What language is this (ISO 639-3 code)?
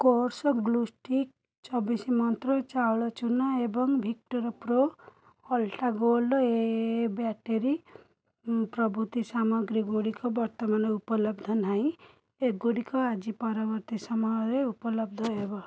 ori